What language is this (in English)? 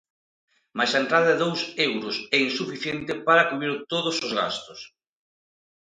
Galician